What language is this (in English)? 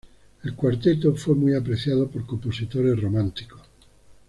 Spanish